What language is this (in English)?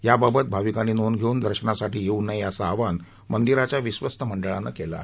Marathi